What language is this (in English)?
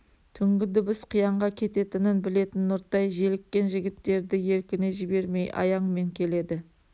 Kazakh